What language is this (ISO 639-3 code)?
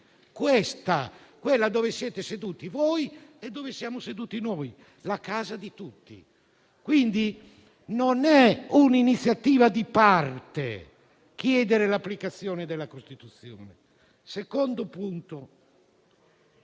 ita